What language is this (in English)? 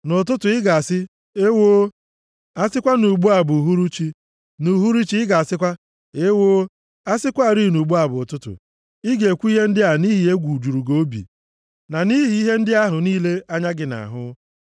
Igbo